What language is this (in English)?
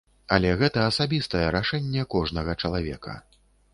Belarusian